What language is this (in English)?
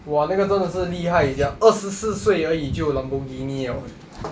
English